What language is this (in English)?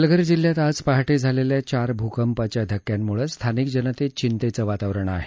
Marathi